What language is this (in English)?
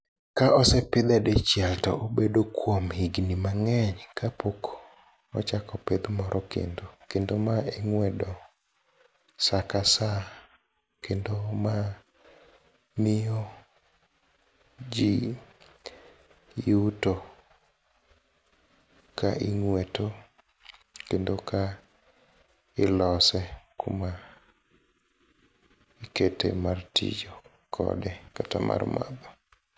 Luo (Kenya and Tanzania)